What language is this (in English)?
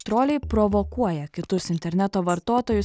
Lithuanian